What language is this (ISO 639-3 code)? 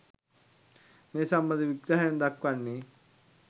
sin